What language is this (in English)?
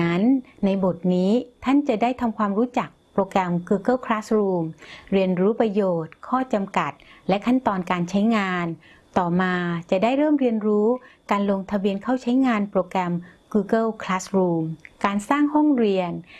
Thai